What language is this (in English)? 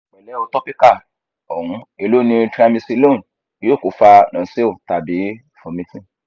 Yoruba